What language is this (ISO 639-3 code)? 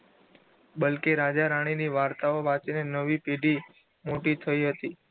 guj